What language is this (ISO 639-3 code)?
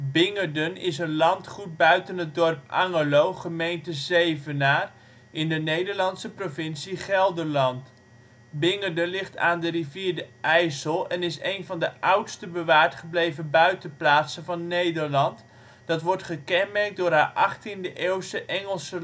nld